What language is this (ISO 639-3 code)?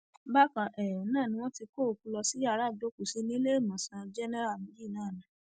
yor